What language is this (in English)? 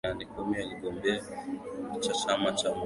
Swahili